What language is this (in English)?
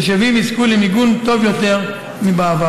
Hebrew